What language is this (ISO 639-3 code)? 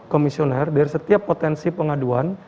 ind